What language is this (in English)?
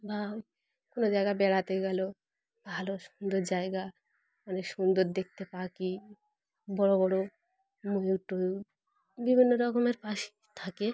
Bangla